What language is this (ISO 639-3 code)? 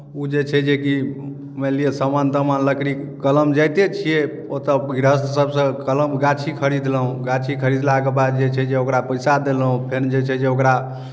mai